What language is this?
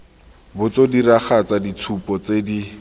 Tswana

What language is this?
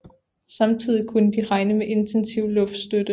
Danish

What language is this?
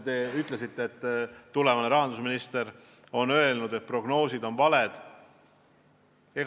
Estonian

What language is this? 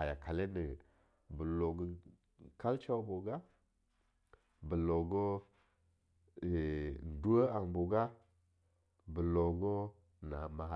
Longuda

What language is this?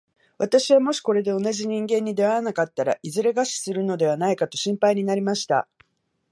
Japanese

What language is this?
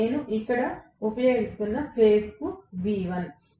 Telugu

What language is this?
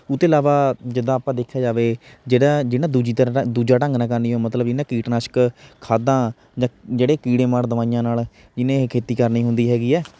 Punjabi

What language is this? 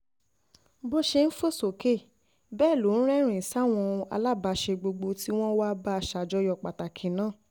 Yoruba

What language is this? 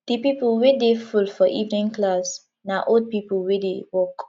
Nigerian Pidgin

